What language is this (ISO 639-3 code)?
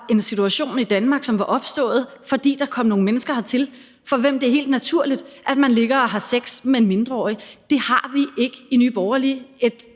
dan